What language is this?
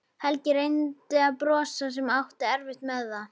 Icelandic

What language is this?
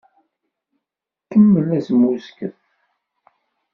Kabyle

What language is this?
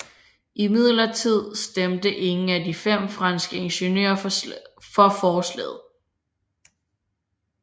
Danish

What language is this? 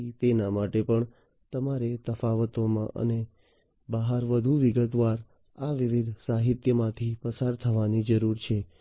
Gujarati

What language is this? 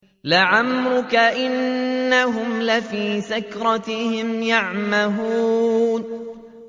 Arabic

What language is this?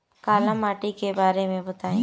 Bhojpuri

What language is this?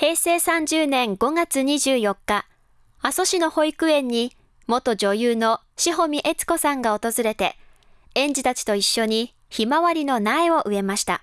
Japanese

